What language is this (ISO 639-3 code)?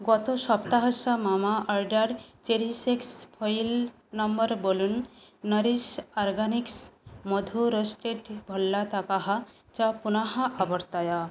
san